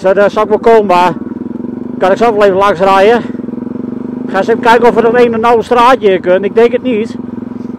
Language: Dutch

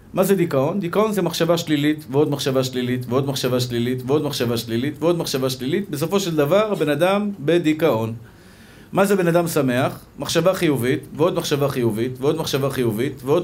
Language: Hebrew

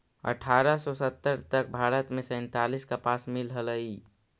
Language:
Magahi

